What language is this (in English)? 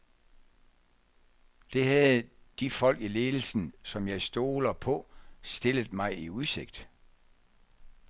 Danish